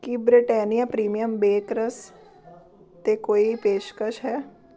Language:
Punjabi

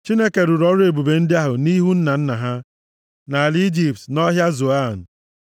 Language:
Igbo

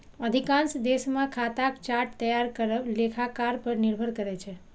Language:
Maithili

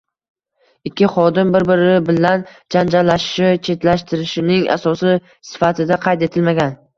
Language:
Uzbek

